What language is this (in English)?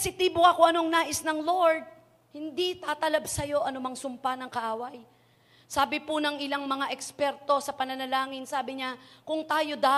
Filipino